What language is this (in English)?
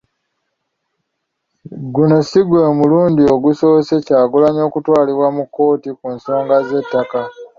Ganda